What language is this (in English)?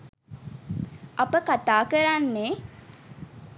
Sinhala